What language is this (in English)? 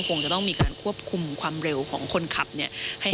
Thai